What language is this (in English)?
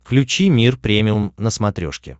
Russian